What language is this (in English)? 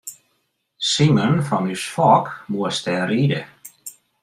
Western Frisian